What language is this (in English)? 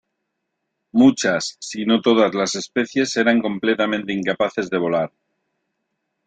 Spanish